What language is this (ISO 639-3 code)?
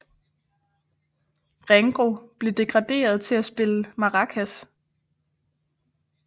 dan